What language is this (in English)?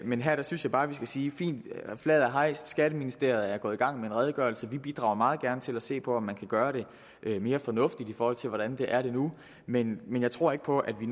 Danish